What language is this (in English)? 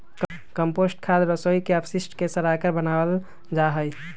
Magahi